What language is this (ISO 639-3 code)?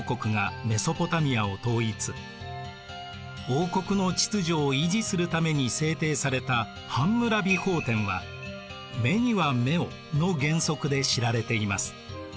jpn